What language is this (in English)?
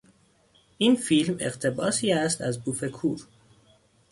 Persian